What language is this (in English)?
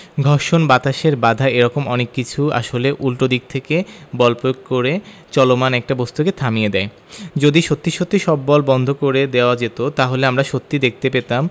Bangla